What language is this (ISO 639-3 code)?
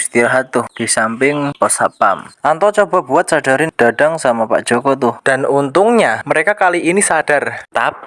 ind